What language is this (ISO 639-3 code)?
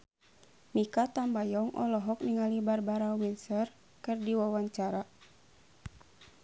sun